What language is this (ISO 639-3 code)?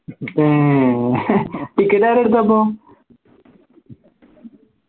mal